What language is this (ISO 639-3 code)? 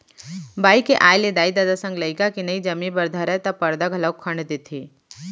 hne